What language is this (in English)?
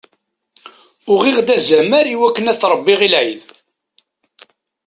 Kabyle